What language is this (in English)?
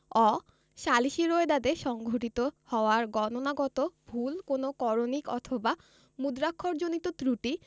Bangla